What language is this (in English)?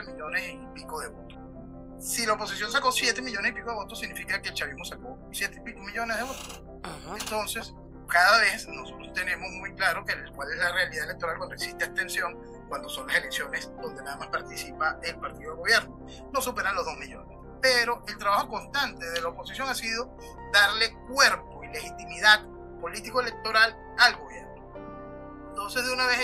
Spanish